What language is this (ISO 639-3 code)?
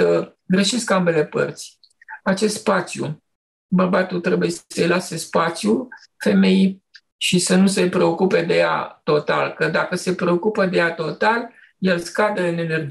ron